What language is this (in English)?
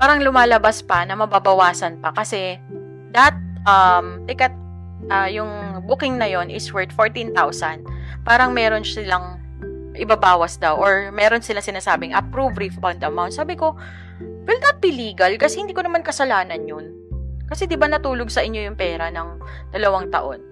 Filipino